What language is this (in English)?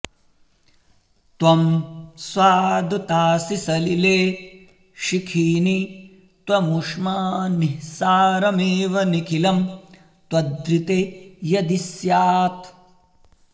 Sanskrit